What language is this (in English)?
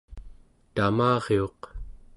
Central Yupik